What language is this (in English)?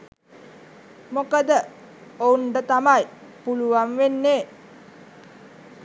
Sinhala